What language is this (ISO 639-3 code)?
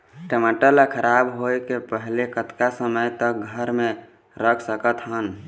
hne